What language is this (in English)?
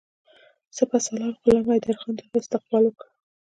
Pashto